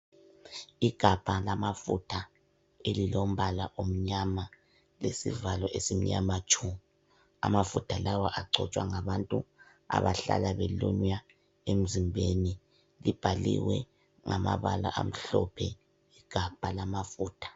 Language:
North Ndebele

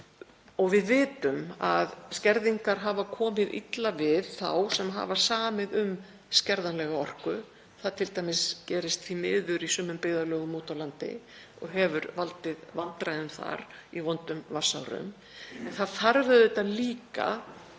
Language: Icelandic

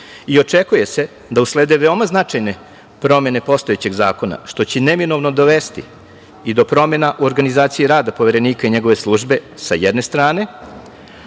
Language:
Serbian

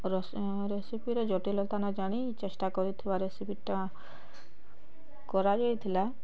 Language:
Odia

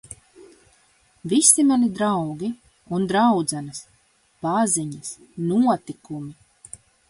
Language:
Latvian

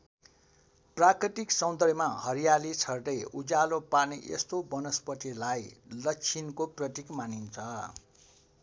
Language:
Nepali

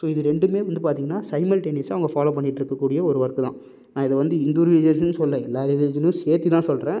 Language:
Tamil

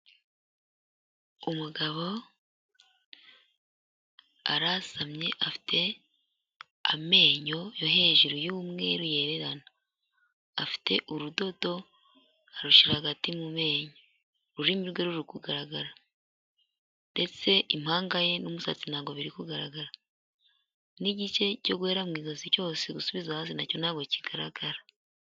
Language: Kinyarwanda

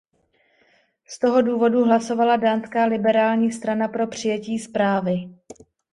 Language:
Czech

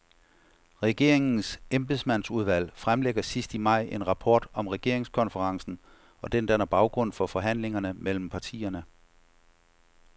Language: Danish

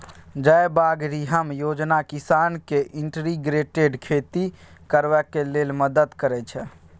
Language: Maithili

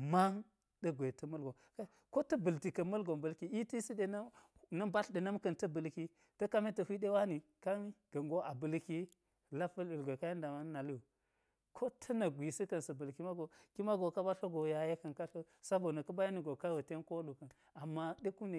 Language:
Geji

